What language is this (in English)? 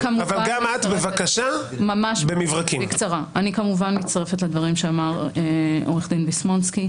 Hebrew